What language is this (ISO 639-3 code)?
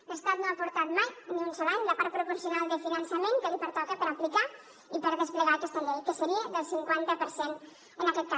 cat